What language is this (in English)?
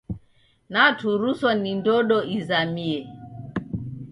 Taita